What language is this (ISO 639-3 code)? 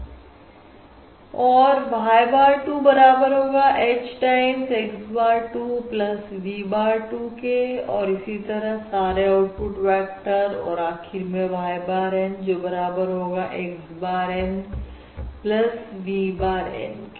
hin